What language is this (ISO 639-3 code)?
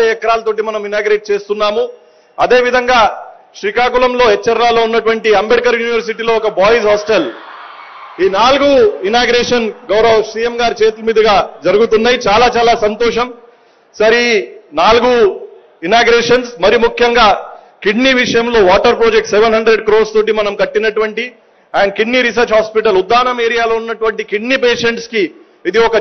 tel